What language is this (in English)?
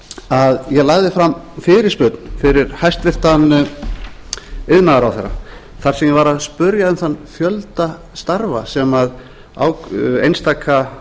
Icelandic